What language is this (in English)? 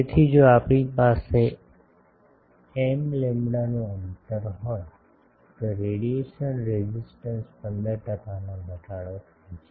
Gujarati